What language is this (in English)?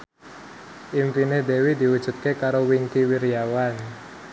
Javanese